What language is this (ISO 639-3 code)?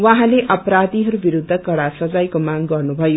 nep